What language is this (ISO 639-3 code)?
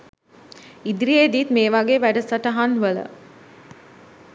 sin